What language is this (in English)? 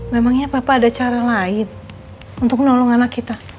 Indonesian